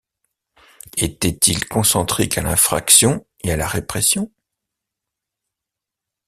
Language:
French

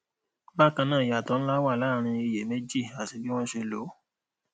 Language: Yoruba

